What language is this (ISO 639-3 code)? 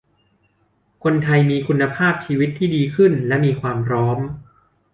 tha